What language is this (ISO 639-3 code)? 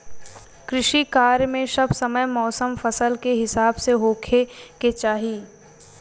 bho